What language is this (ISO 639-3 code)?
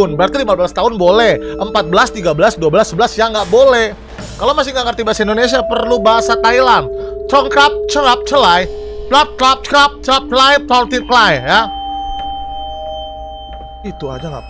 ind